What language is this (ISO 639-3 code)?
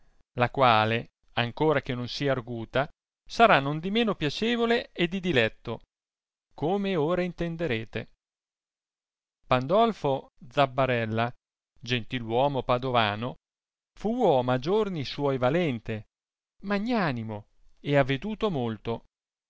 ita